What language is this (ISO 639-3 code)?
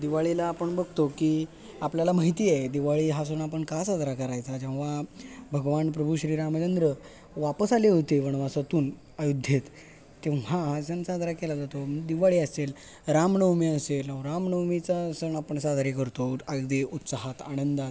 mar